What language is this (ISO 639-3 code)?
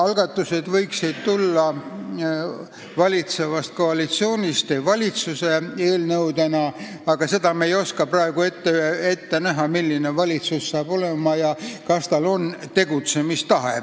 est